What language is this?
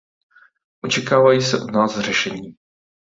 Czech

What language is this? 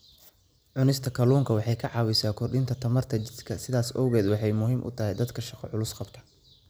Somali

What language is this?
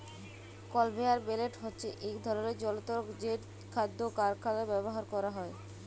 Bangla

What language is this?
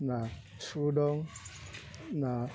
Bodo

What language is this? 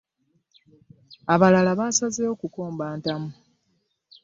Ganda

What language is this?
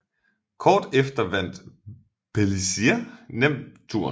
Danish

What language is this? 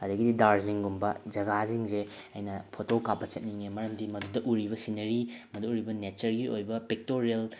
Manipuri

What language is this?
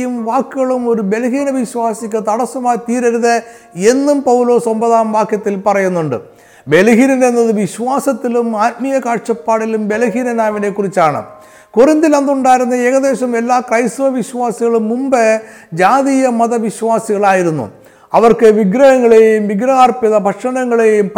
Malayalam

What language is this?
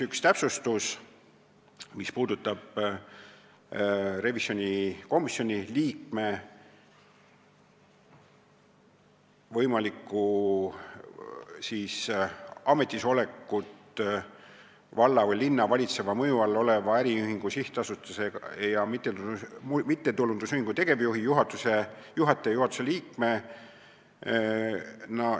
Estonian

